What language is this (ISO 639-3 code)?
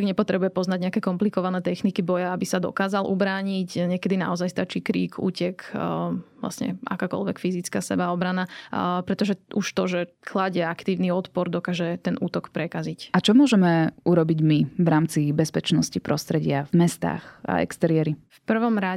slk